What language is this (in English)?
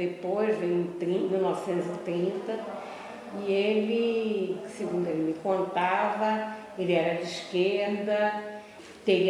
Portuguese